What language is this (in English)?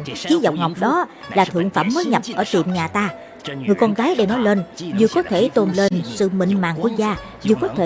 Vietnamese